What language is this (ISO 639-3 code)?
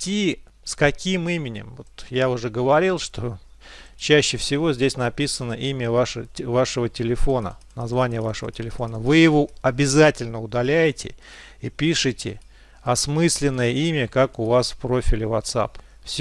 rus